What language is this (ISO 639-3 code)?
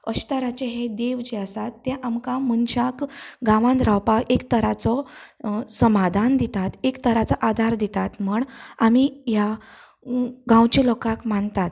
kok